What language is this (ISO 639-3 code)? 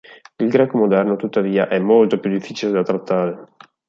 ita